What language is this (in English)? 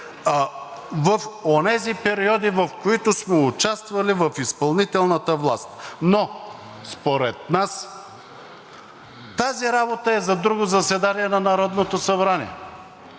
Bulgarian